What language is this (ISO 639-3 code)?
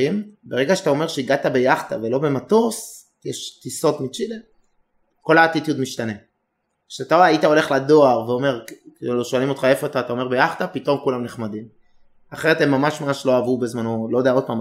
heb